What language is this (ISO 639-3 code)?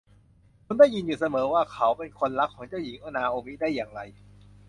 tha